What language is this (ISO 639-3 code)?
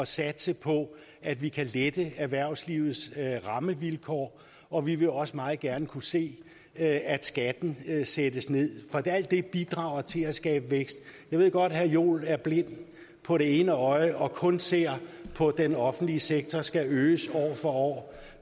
dan